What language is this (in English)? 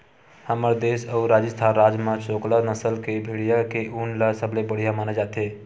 Chhattisgarhi